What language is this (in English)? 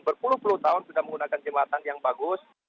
Indonesian